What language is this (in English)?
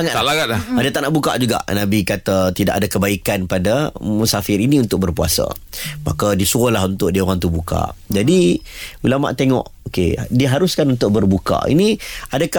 Malay